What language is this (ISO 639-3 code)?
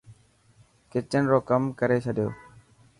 mki